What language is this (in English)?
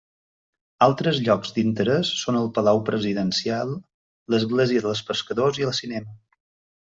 Catalan